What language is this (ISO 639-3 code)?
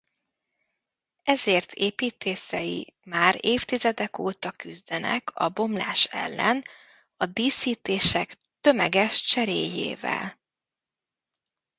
hun